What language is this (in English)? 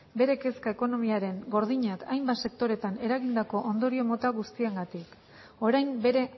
Basque